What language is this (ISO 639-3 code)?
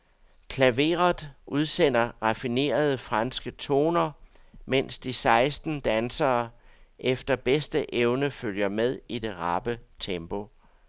dan